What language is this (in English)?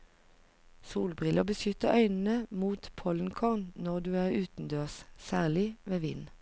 Norwegian